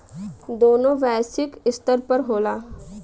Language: Bhojpuri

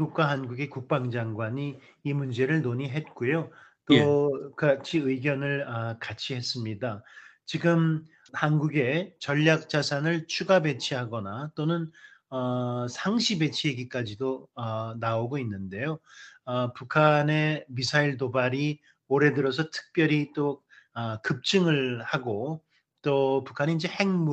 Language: Korean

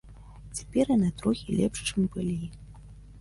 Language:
Belarusian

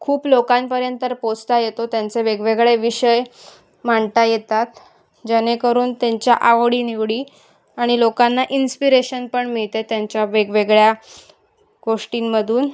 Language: Marathi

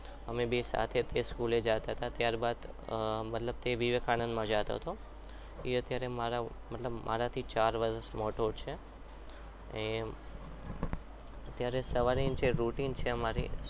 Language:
Gujarati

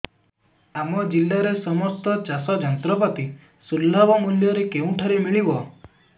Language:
Odia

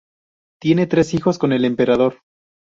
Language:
Spanish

